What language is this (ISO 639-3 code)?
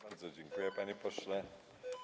pol